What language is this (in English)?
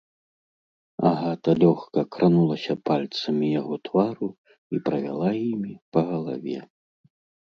Belarusian